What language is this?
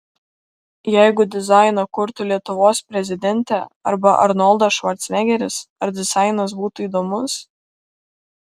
Lithuanian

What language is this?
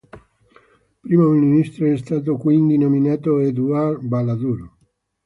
Italian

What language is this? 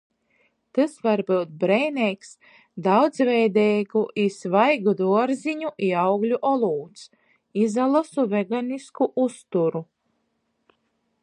Latgalian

